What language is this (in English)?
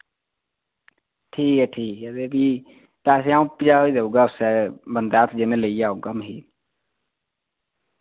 Dogri